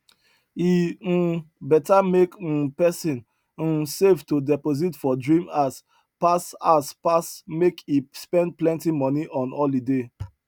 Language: Nigerian Pidgin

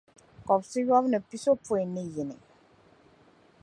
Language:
Dagbani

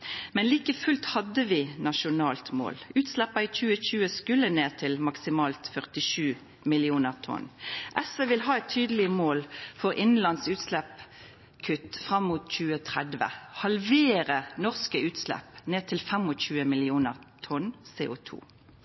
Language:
Norwegian Nynorsk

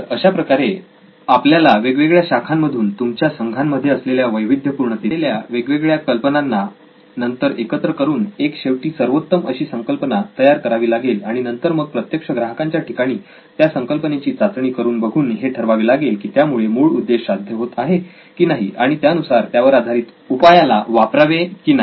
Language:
Marathi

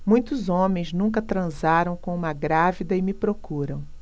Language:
Portuguese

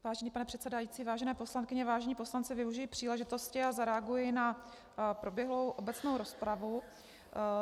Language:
Czech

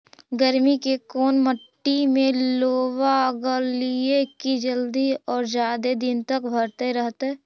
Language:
Magahi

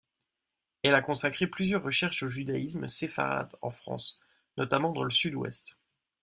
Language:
French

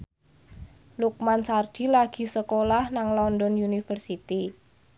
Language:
Javanese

